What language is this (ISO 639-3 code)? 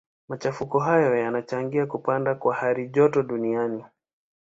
swa